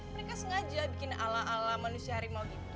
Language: Indonesian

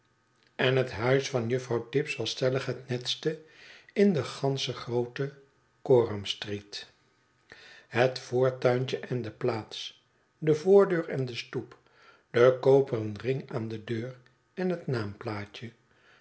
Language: Dutch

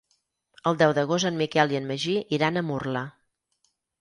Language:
Catalan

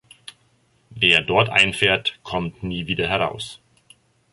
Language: German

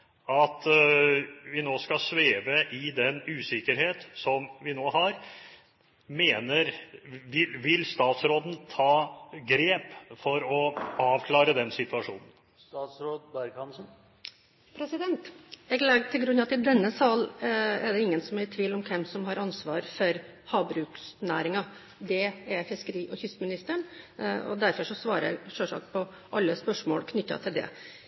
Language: Norwegian Bokmål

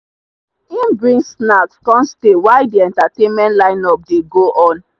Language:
Nigerian Pidgin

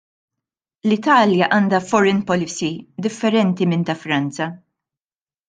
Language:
Maltese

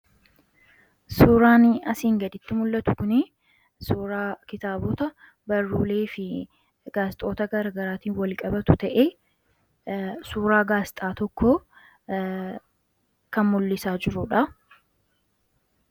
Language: Oromo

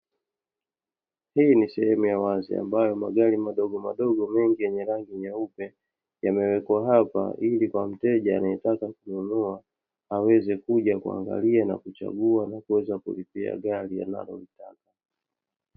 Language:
Swahili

